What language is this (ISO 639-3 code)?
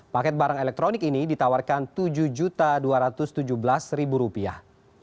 ind